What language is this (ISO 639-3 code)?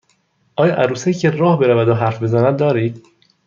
fas